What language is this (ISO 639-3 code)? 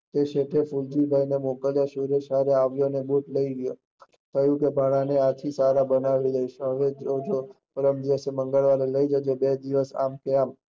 guj